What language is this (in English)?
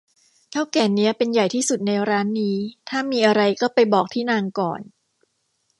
Thai